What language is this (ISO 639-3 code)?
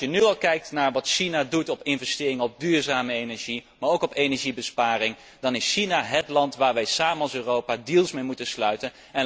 nld